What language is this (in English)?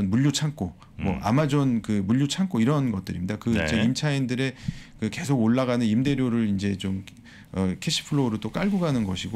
Korean